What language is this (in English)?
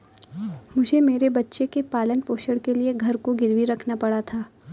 Hindi